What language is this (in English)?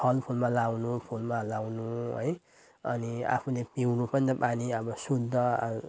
Nepali